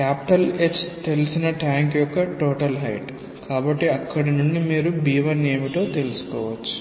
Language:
Telugu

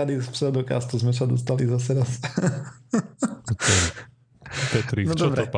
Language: Slovak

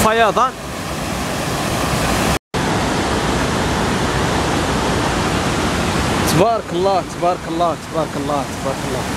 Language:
Arabic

